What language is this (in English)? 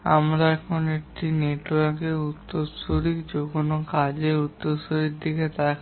Bangla